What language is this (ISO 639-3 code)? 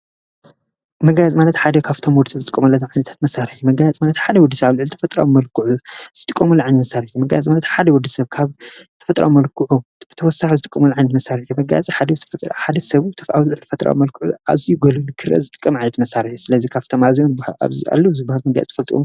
tir